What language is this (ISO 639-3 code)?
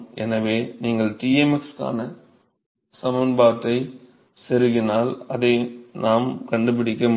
tam